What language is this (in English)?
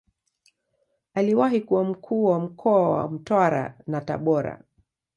Swahili